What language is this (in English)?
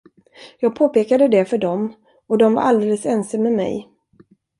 Swedish